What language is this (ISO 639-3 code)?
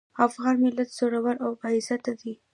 pus